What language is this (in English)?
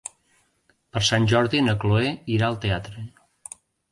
Catalan